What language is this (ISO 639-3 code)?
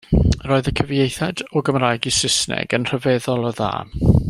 cym